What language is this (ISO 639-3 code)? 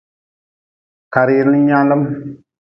nmz